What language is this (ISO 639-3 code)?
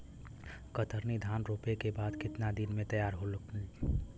bho